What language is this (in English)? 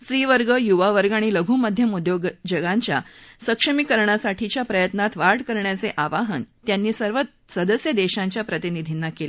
Marathi